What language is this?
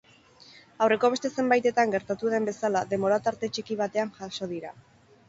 Basque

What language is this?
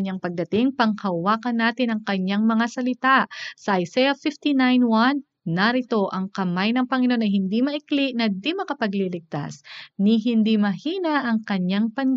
Filipino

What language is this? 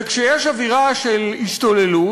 Hebrew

